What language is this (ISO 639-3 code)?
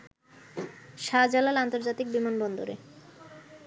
ben